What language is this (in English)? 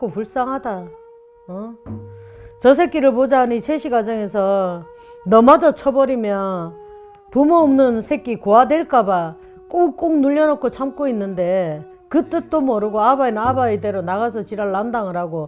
Korean